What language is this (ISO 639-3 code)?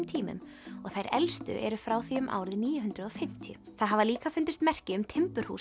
isl